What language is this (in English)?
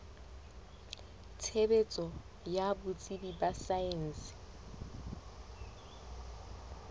Southern Sotho